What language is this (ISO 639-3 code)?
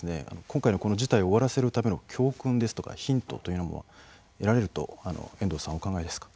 jpn